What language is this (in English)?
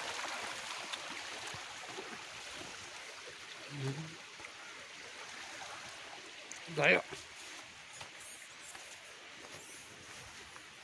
Arabic